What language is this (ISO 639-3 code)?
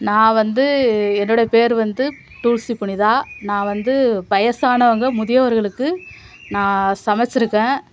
tam